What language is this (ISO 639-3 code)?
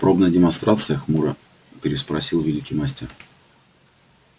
rus